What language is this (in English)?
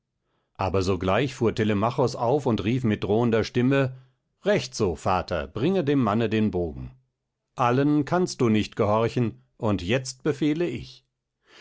German